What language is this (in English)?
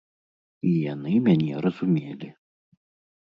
Belarusian